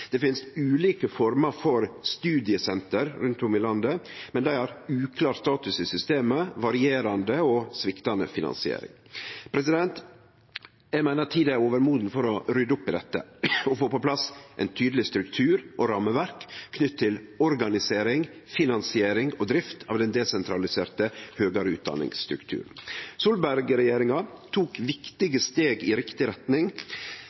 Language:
Norwegian Nynorsk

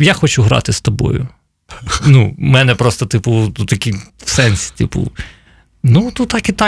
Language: Ukrainian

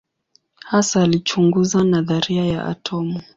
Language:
Swahili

